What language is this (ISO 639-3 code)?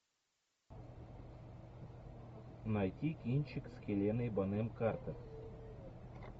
rus